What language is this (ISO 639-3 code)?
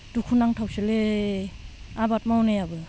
brx